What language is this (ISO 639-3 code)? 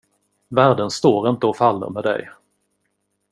swe